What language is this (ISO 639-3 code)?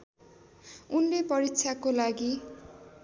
nep